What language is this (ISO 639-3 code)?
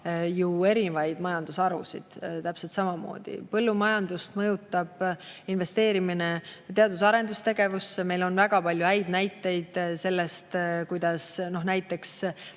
est